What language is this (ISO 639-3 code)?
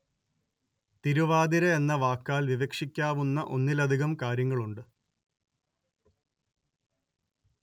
mal